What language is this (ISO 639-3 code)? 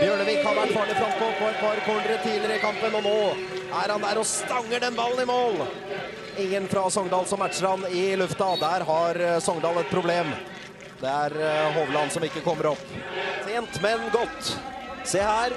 nor